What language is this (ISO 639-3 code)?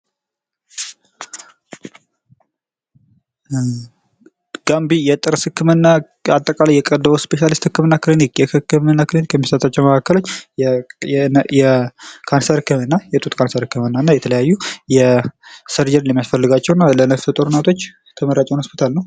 amh